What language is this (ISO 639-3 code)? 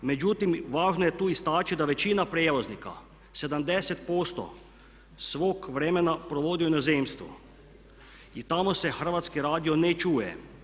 hrv